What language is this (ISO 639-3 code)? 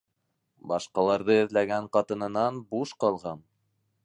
bak